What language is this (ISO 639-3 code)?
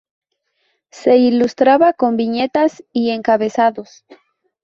spa